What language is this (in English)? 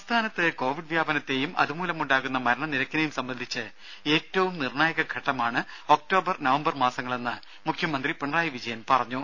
Malayalam